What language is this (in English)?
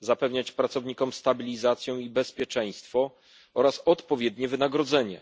Polish